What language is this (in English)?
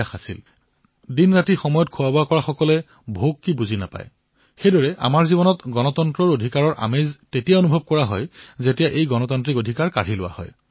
Assamese